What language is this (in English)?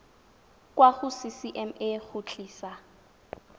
Tswana